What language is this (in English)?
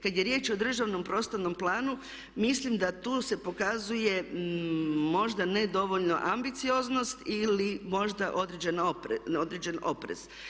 Croatian